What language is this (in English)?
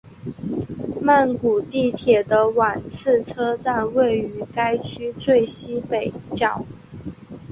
Chinese